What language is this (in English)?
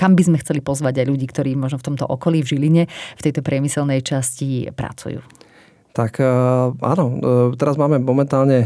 Slovak